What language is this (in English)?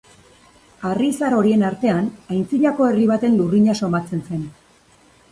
Basque